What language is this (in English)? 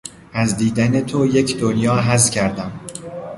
Persian